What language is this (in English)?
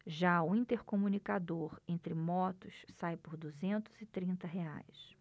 Portuguese